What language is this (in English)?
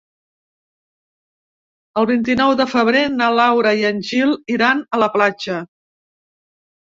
Catalan